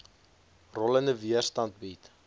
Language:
Afrikaans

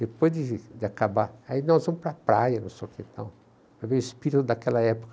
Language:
Portuguese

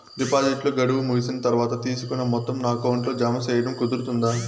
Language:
Telugu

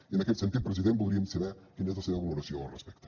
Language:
Catalan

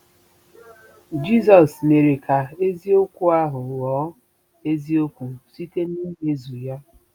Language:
Igbo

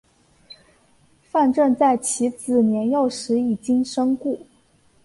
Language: Chinese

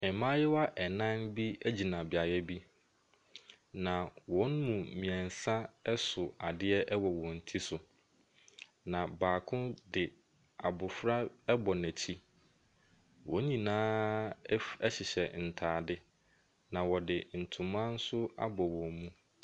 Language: Akan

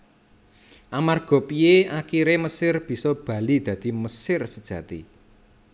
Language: Javanese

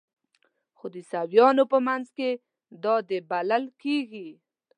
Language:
Pashto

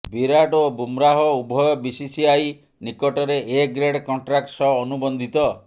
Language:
Odia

